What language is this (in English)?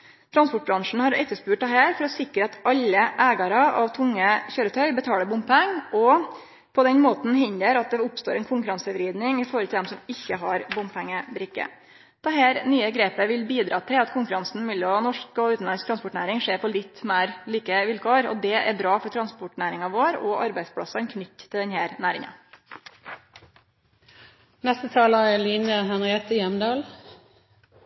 Norwegian